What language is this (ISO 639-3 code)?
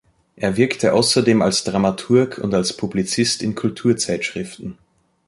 deu